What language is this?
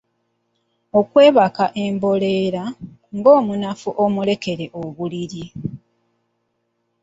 Ganda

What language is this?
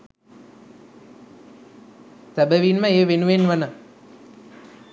Sinhala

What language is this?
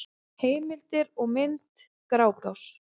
Icelandic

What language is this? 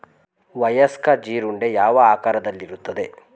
Kannada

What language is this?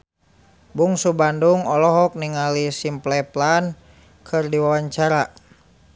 Sundanese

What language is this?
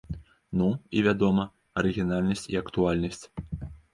Belarusian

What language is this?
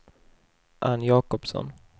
Swedish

